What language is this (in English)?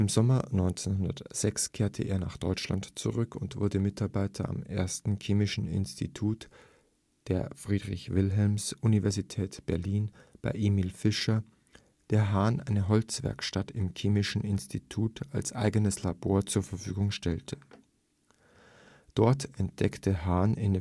German